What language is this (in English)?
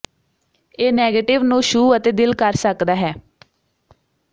Punjabi